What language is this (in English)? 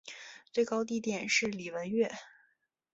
Chinese